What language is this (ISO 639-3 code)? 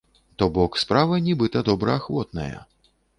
bel